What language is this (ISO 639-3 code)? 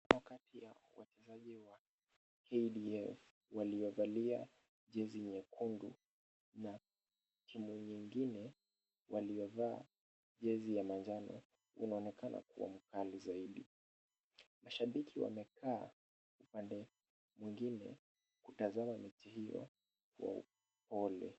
swa